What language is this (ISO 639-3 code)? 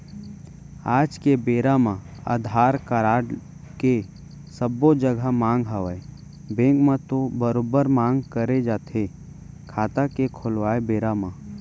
hne